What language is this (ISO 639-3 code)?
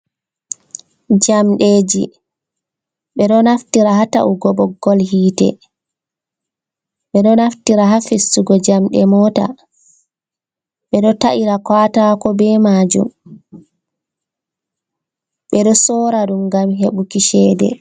ful